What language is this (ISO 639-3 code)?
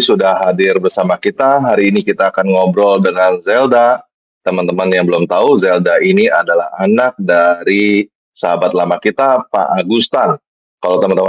ind